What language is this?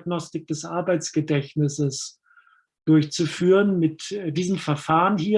German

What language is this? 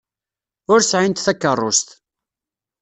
Kabyle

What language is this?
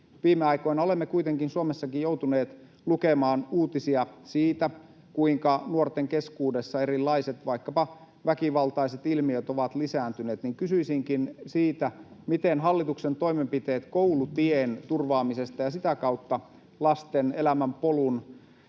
Finnish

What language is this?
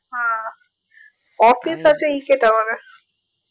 Bangla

